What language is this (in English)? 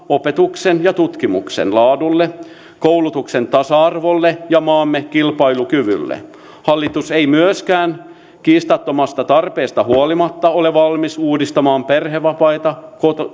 Finnish